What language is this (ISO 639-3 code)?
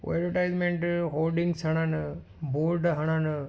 snd